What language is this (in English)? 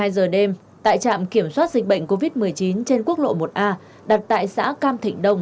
Vietnamese